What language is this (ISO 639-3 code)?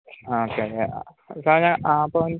mal